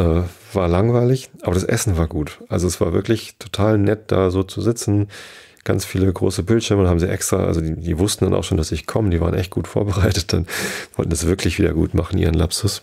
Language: German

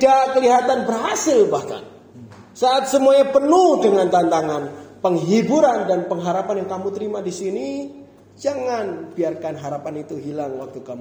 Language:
Indonesian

